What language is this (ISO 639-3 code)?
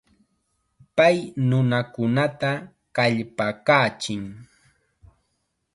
qxa